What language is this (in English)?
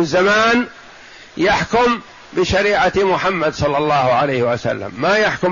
Arabic